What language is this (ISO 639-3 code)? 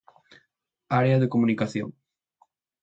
glg